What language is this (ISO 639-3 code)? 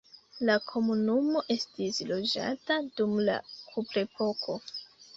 epo